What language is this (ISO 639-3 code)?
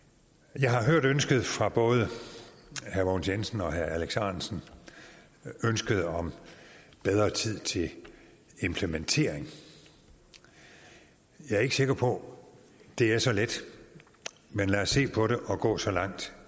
dan